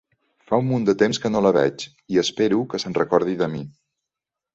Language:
Catalan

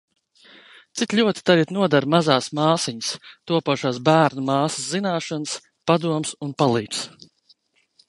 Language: Latvian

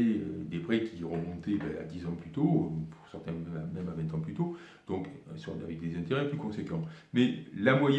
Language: French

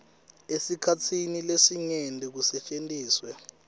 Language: Swati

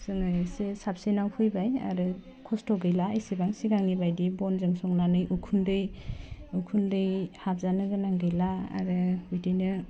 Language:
Bodo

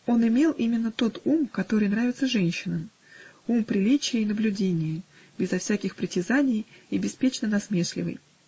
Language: Russian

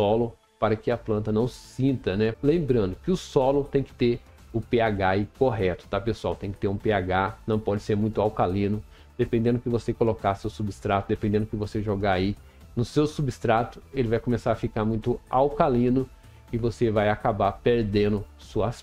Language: Portuguese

